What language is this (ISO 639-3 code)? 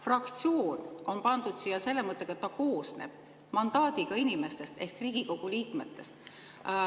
est